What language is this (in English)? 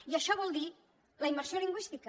Catalan